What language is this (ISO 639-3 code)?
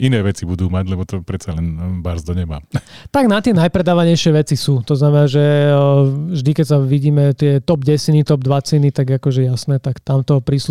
slk